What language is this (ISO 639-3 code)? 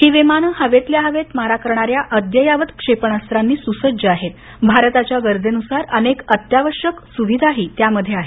mar